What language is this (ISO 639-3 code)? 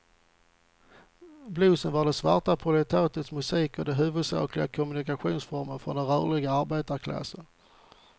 swe